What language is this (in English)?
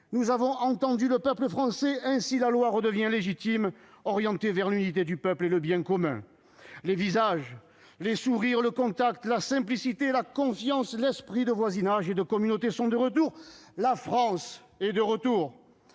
French